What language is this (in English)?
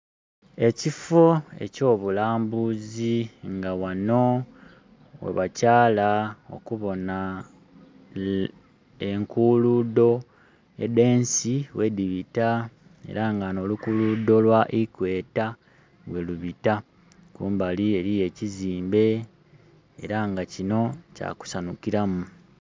Soga